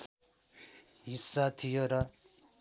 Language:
Nepali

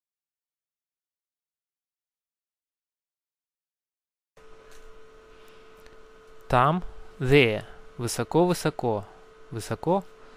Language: Russian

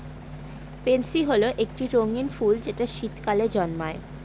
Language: Bangla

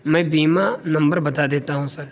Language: Urdu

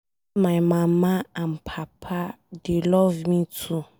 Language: Nigerian Pidgin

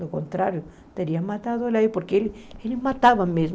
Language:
Portuguese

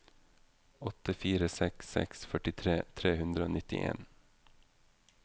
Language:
Norwegian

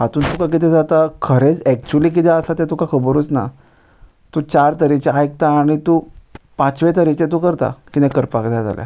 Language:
Konkani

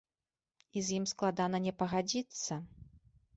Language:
Belarusian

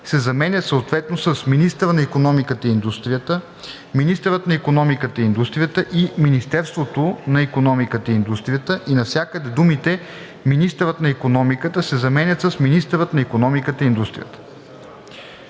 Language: Bulgarian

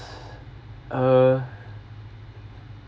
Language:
English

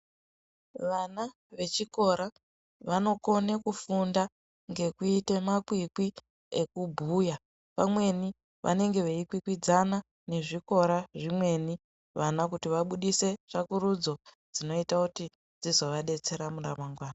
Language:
Ndau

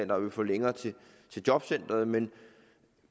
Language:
Danish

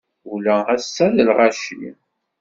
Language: Kabyle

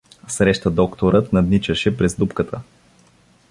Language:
Bulgarian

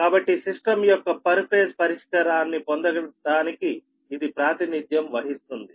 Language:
Telugu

